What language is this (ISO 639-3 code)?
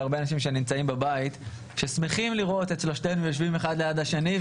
heb